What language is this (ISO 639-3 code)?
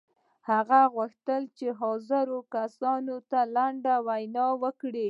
pus